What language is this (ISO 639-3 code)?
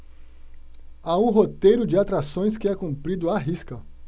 por